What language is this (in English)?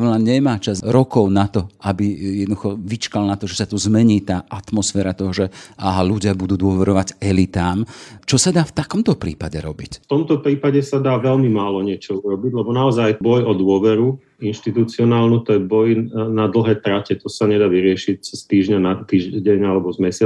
Slovak